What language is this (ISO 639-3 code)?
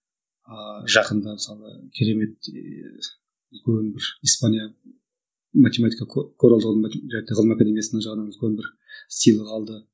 kaz